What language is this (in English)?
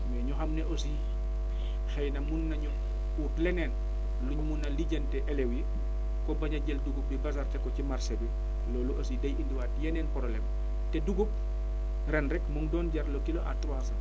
Wolof